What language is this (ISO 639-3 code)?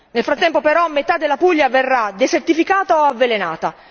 ita